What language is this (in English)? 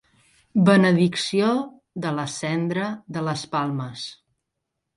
Catalan